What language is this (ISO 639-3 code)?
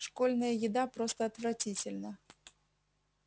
rus